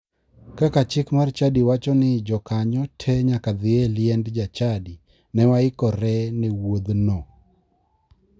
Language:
Luo (Kenya and Tanzania)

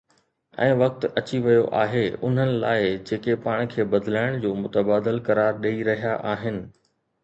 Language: Sindhi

